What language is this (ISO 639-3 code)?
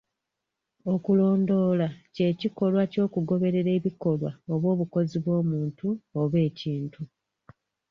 lug